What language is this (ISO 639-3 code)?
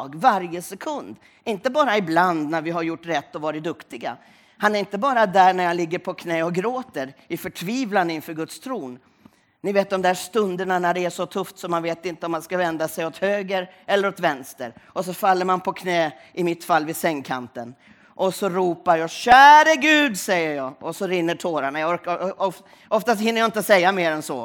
swe